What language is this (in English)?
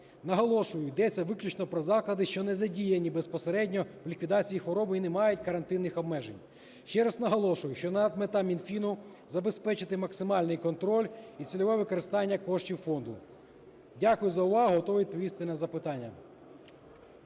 Ukrainian